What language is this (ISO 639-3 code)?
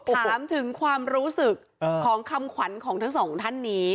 tha